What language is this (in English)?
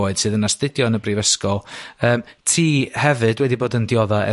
Welsh